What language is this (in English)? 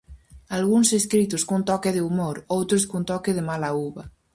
Galician